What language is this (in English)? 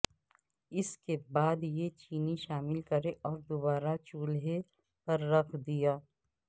Urdu